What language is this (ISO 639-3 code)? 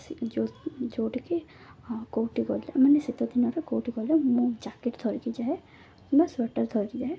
ori